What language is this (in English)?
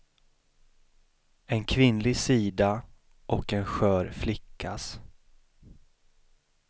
Swedish